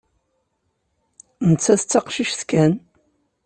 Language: Kabyle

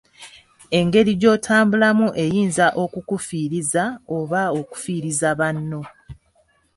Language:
Ganda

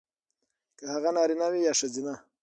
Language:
Pashto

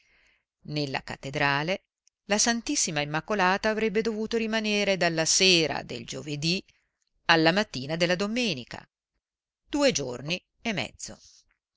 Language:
Italian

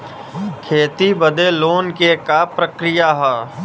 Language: Bhojpuri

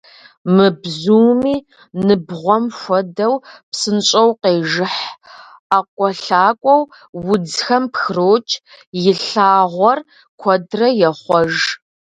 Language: Kabardian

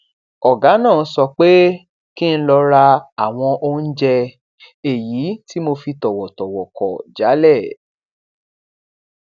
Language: Yoruba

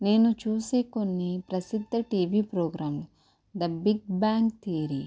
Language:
Telugu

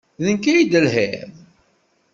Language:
Kabyle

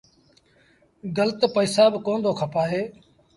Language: Sindhi Bhil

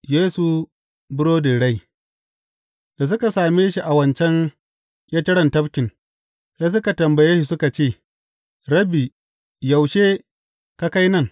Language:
Hausa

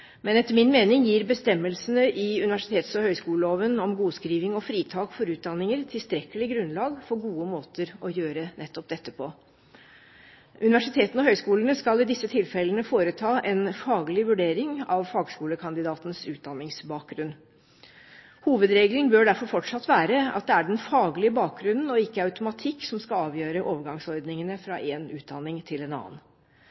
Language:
Norwegian Bokmål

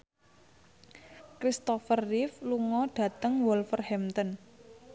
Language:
Javanese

